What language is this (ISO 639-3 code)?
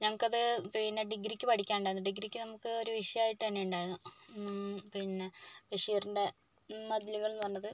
mal